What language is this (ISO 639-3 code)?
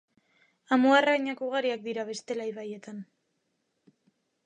eus